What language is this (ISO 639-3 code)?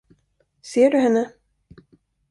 swe